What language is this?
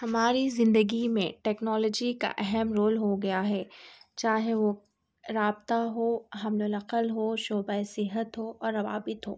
Urdu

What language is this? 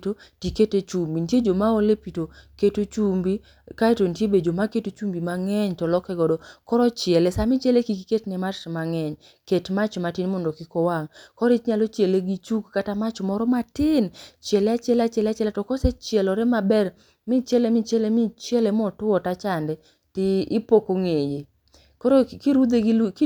Luo (Kenya and Tanzania)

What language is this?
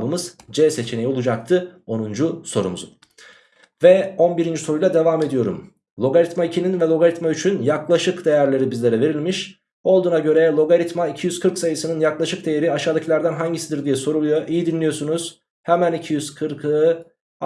Turkish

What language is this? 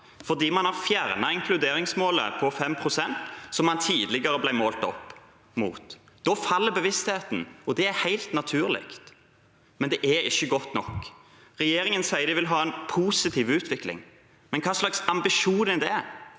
Norwegian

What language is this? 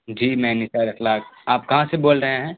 Urdu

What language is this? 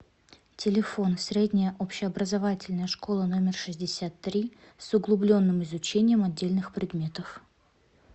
Russian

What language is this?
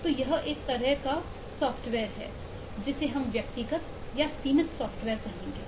Hindi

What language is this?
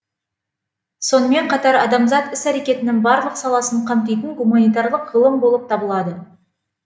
Kazakh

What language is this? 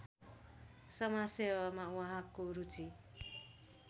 Nepali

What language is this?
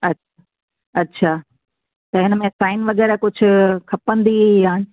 Sindhi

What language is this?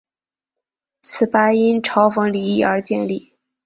Chinese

